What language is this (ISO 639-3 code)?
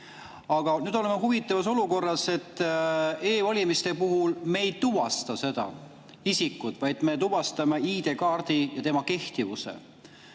est